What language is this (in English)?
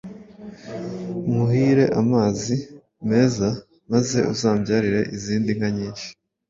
Kinyarwanda